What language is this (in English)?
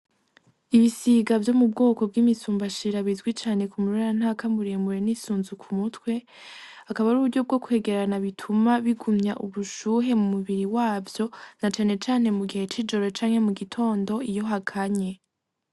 Rundi